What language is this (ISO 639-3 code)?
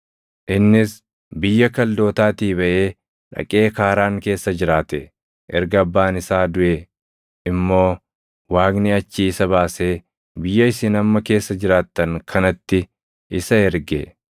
orm